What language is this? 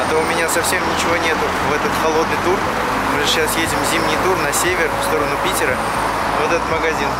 Russian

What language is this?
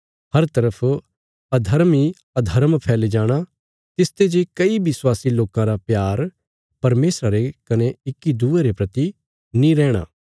Bilaspuri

